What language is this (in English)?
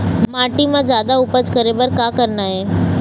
Chhattisgarhi